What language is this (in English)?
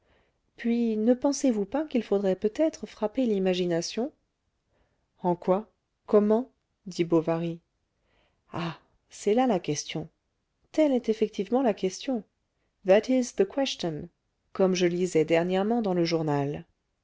French